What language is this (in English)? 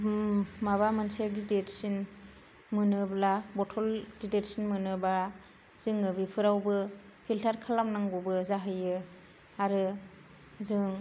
Bodo